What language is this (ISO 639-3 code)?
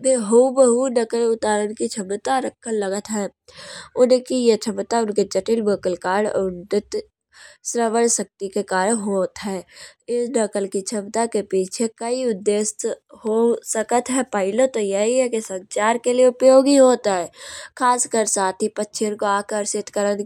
bjj